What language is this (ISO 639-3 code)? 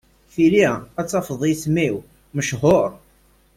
kab